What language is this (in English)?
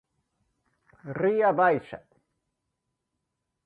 Galician